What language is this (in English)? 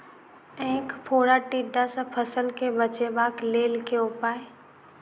Maithili